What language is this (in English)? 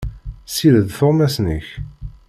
Kabyle